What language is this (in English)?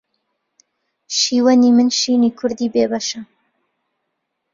Central Kurdish